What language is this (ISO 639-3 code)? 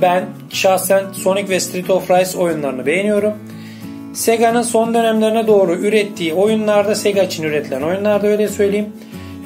tur